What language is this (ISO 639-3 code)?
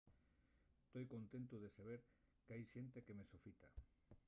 ast